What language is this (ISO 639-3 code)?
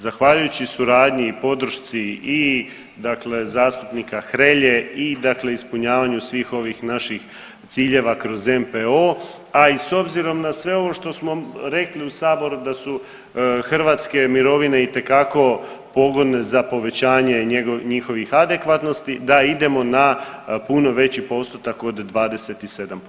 hrv